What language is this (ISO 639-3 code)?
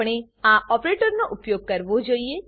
guj